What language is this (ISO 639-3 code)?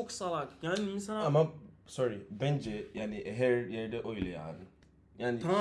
tur